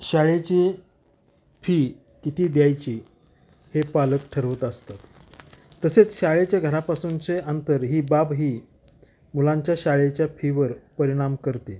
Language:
Marathi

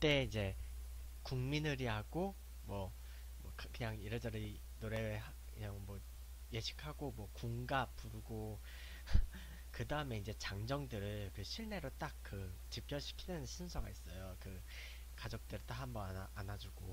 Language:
Korean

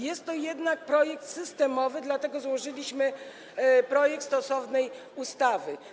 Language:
Polish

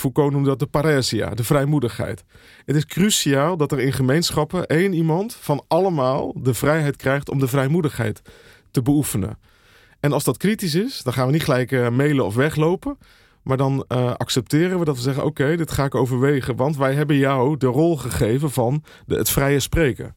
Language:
Dutch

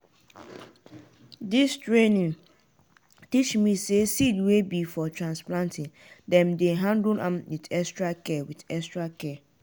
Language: Nigerian Pidgin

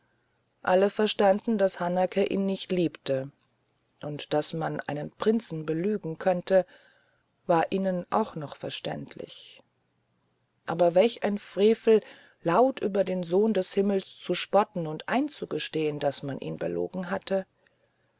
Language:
German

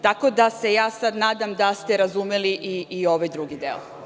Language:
Serbian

